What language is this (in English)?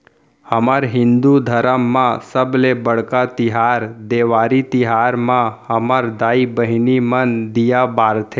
Chhattisgarhi